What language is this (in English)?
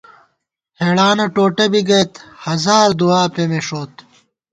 Gawar-Bati